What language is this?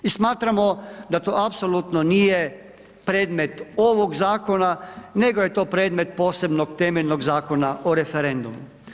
Croatian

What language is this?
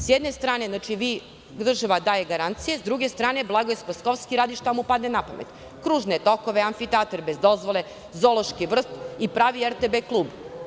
Serbian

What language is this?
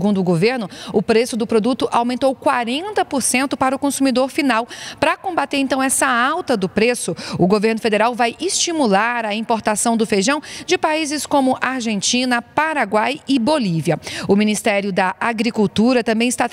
Portuguese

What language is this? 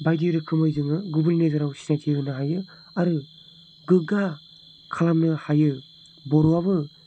Bodo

